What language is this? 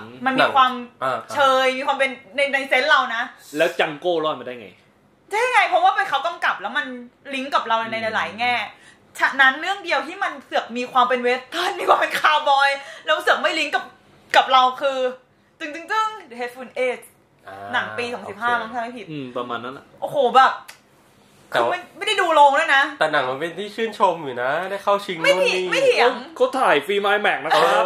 Thai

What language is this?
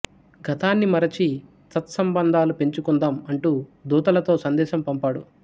Telugu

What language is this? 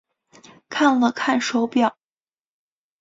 Chinese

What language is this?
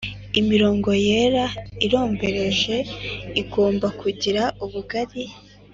Kinyarwanda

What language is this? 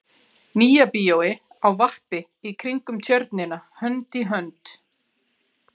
Icelandic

